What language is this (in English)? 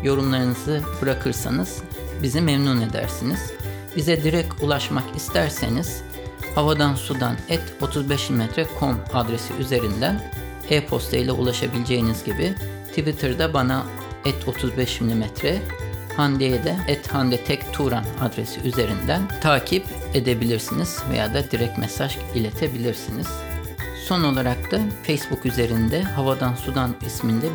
Turkish